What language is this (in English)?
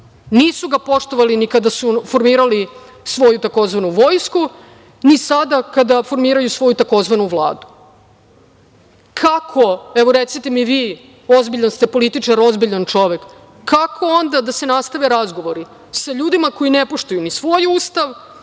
Serbian